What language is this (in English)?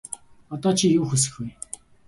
Mongolian